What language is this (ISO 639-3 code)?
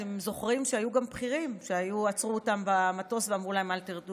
heb